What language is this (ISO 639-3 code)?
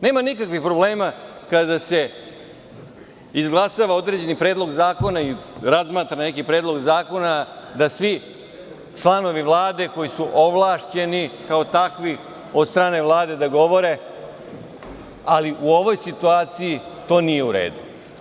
srp